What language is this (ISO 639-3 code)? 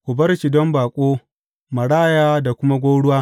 hau